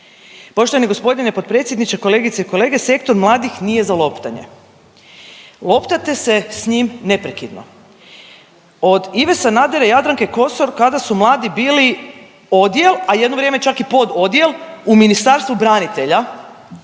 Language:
Croatian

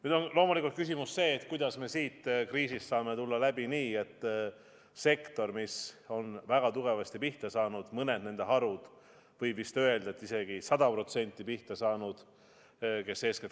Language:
Estonian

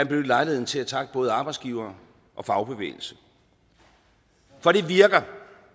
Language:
Danish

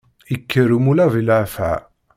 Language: Kabyle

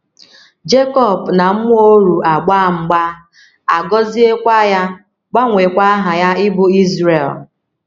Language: Igbo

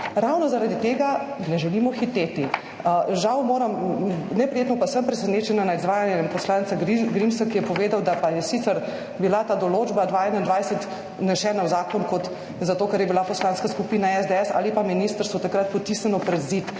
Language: Slovenian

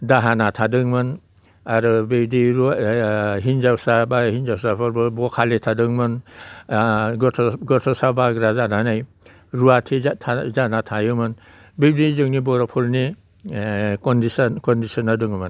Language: Bodo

